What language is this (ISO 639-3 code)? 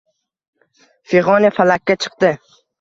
uzb